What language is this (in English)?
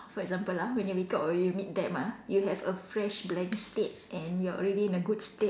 English